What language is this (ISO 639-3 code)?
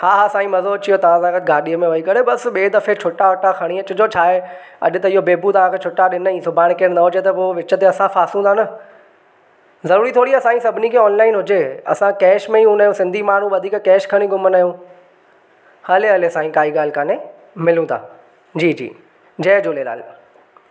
snd